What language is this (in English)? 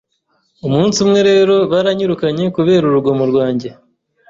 Kinyarwanda